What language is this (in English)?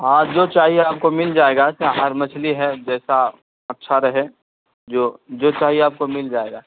Urdu